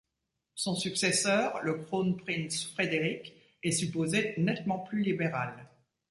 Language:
French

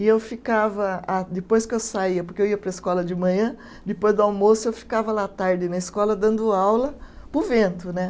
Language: Portuguese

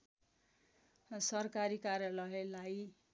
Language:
Nepali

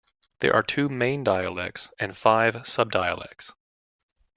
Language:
English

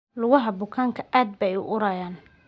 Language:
Somali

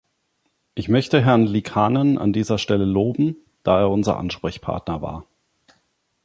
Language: German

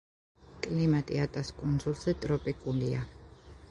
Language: Georgian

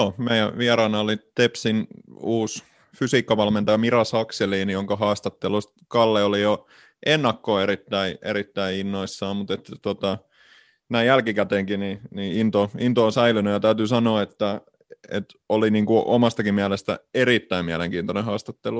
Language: Finnish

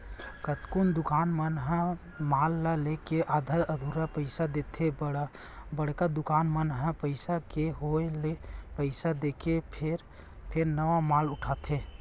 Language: Chhattisgarhi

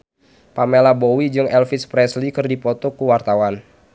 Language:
Sundanese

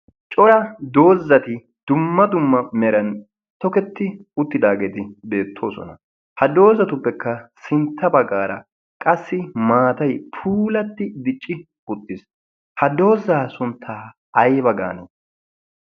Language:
Wolaytta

